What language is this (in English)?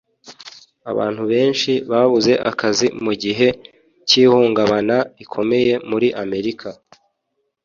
Kinyarwanda